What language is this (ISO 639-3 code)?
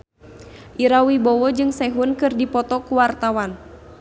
sun